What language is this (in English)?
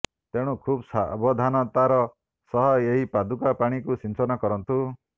Odia